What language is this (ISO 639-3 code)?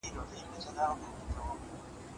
pus